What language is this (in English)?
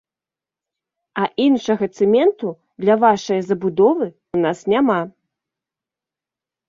Belarusian